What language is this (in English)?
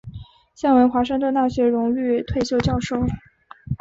Chinese